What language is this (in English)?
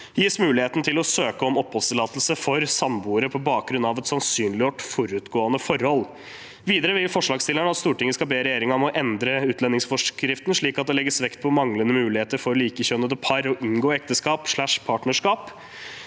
Norwegian